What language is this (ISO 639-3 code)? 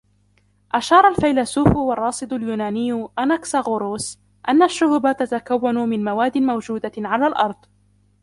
ara